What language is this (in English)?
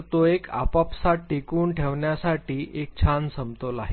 Marathi